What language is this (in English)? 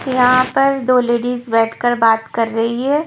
Hindi